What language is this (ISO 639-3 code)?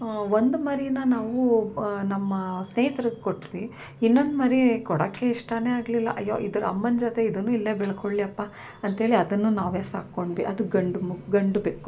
kan